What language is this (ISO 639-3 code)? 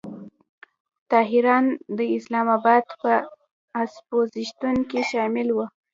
pus